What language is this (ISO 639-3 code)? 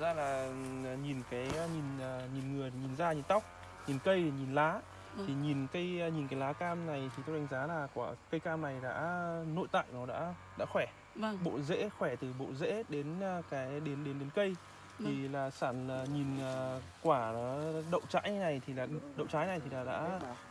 vie